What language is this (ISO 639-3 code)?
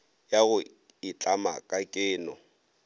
nso